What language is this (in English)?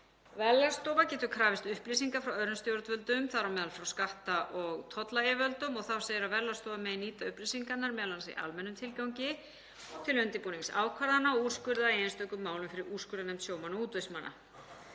Icelandic